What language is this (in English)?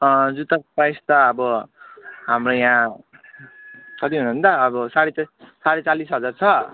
Nepali